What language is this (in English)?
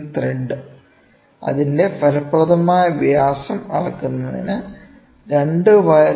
Malayalam